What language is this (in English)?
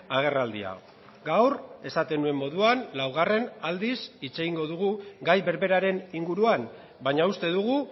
Basque